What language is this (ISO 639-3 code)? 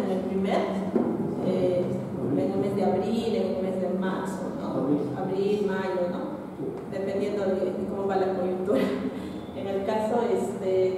spa